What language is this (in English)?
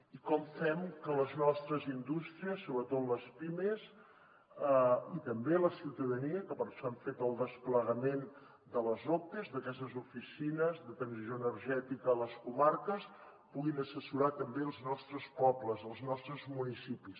Catalan